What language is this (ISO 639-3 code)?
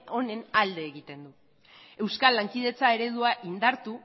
eus